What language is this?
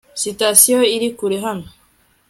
Kinyarwanda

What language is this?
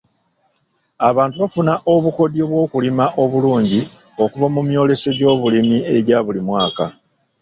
Ganda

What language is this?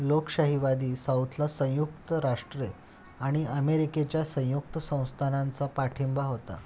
Marathi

